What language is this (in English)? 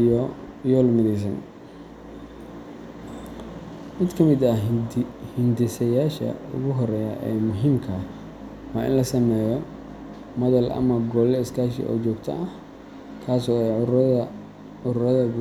Somali